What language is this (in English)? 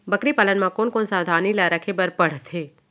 Chhattisgarhi